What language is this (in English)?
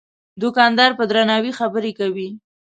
Pashto